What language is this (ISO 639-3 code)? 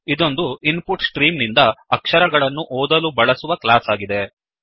kan